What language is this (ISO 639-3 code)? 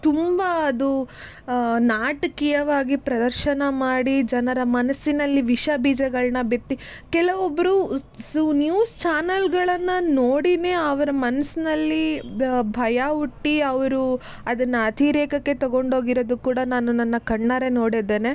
kan